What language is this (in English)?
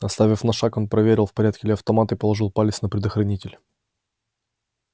Russian